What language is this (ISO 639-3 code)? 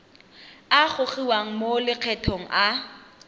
tsn